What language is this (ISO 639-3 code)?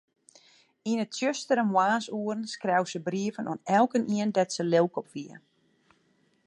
fry